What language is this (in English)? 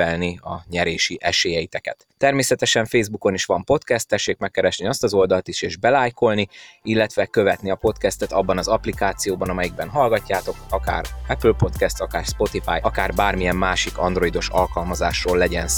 Hungarian